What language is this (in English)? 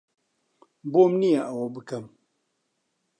Central Kurdish